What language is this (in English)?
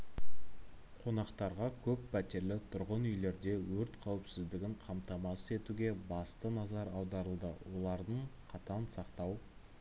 Kazakh